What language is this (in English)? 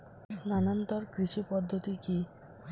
Bangla